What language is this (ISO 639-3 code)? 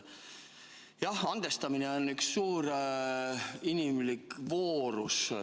est